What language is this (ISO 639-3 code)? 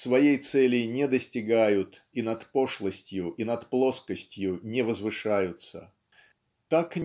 rus